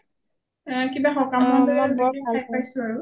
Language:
Assamese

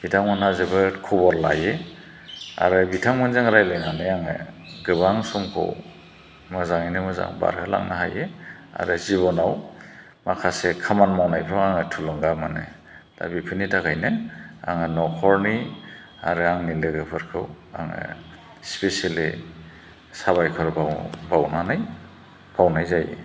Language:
Bodo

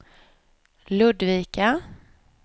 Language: Swedish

